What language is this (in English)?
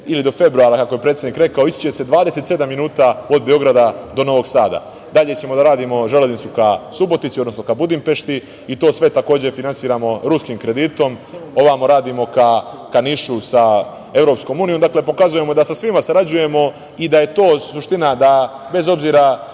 Serbian